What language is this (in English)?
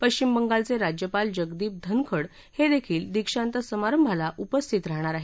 Marathi